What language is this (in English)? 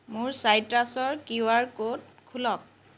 Assamese